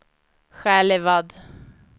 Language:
Swedish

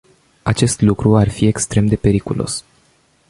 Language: Romanian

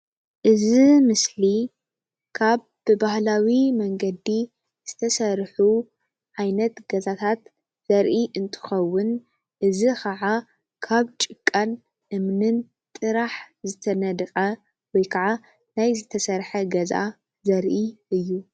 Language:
Tigrinya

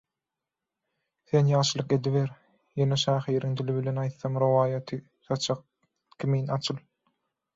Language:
Turkmen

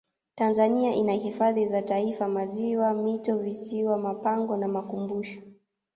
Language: Swahili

